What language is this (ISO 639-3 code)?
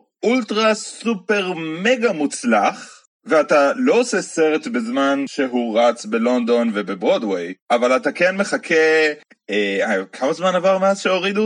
heb